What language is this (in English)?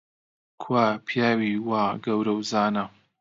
Central Kurdish